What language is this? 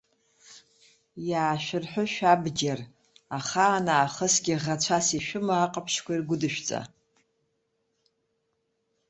Abkhazian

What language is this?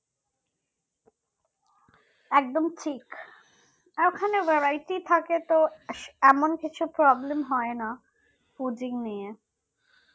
Bangla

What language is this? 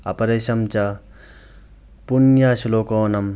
Sanskrit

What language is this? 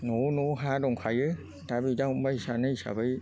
Bodo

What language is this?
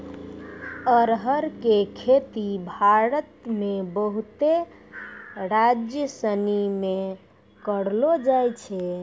Maithili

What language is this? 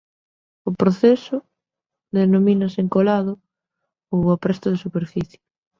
Galician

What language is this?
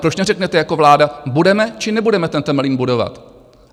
Czech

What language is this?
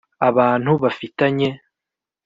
Kinyarwanda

